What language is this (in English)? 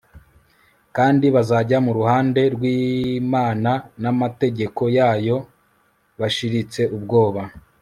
Kinyarwanda